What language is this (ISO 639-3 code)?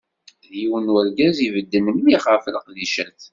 kab